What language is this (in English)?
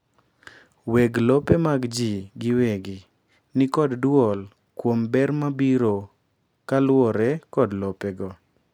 Luo (Kenya and Tanzania)